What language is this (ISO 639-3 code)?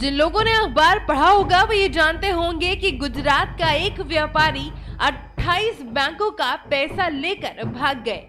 hin